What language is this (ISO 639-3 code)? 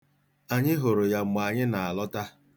ibo